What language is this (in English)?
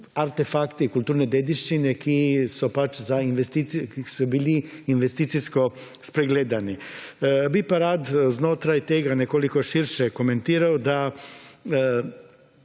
Slovenian